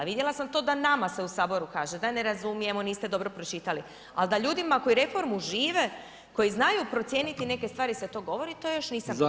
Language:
Croatian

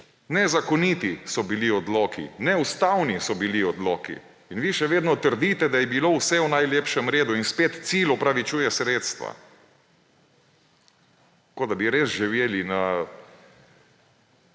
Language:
Slovenian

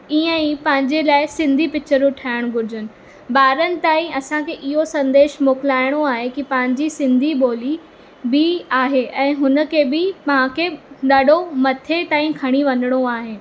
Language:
Sindhi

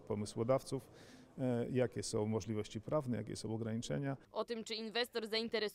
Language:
Polish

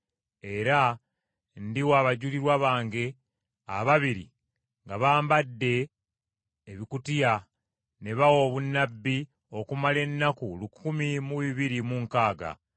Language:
Ganda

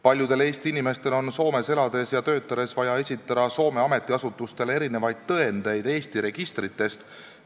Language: Estonian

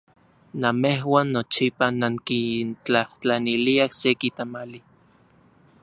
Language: Central Puebla Nahuatl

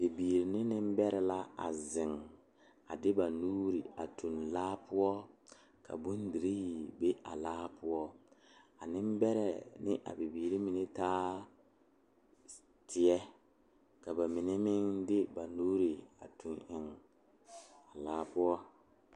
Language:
Southern Dagaare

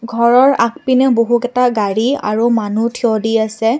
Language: Assamese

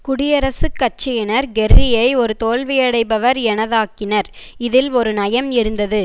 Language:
Tamil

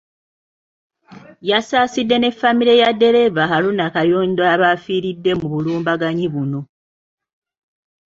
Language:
Ganda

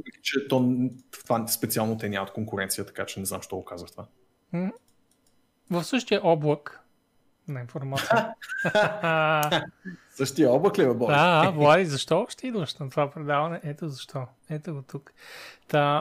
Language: Bulgarian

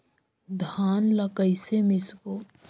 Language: Chhattisgarhi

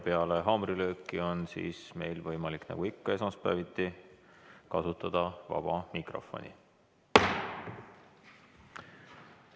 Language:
Estonian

